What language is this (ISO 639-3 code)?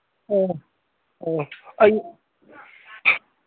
mni